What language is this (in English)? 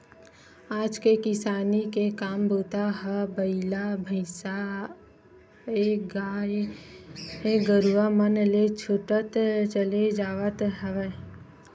Chhattisgarhi